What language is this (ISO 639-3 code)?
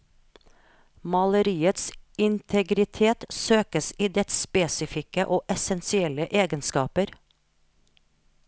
nor